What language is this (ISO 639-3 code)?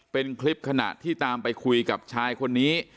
tha